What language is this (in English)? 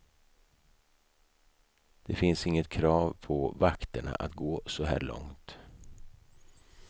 Swedish